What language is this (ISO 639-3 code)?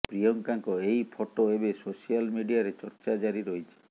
ori